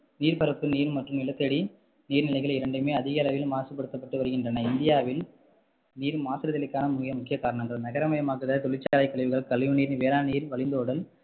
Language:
Tamil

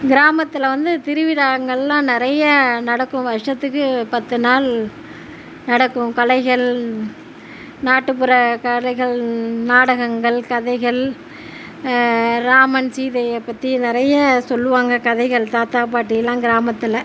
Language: Tamil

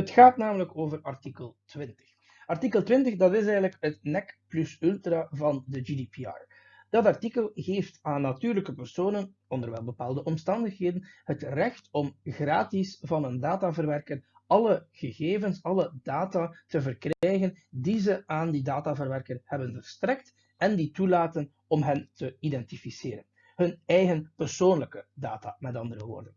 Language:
Dutch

